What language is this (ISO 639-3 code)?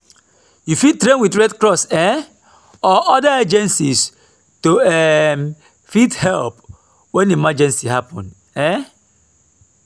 pcm